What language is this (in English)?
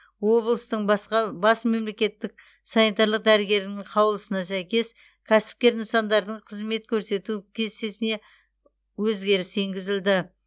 Kazakh